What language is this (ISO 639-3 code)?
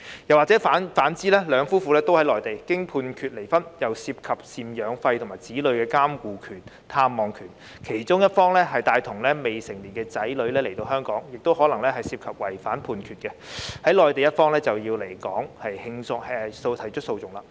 yue